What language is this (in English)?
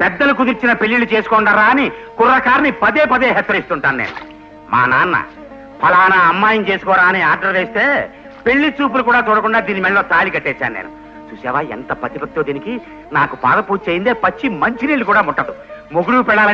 Romanian